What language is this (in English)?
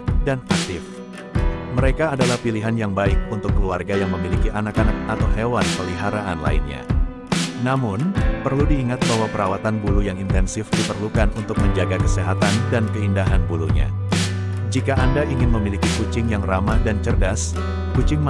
Indonesian